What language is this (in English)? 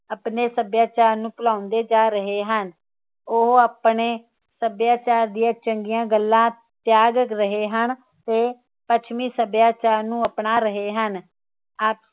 Punjabi